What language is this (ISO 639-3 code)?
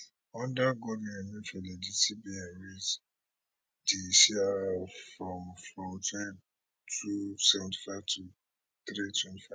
pcm